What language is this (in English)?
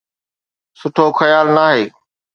Sindhi